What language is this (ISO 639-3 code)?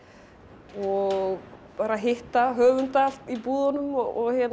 isl